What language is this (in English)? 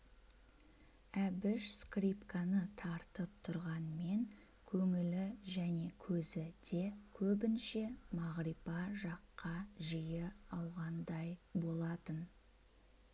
Kazakh